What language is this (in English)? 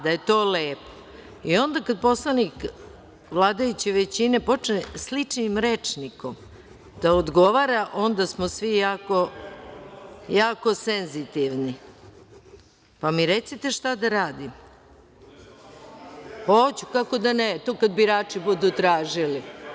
Serbian